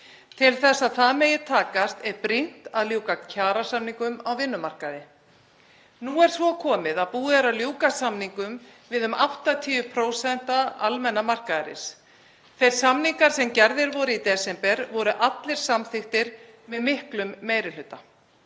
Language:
Icelandic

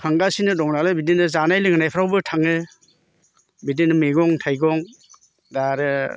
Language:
Bodo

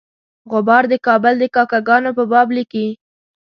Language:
Pashto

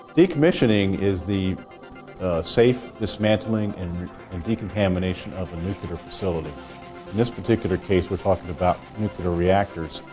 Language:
English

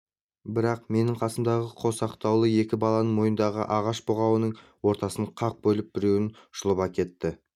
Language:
Kazakh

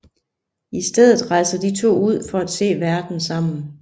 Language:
Danish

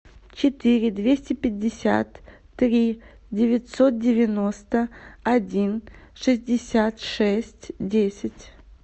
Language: Russian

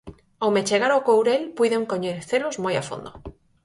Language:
Galician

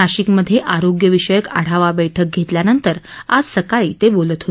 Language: Marathi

